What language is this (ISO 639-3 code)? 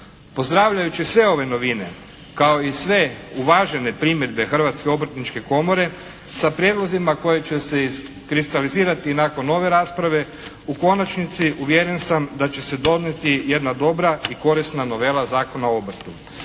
hrv